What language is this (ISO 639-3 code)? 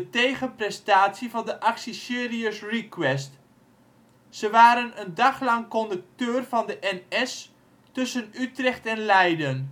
nld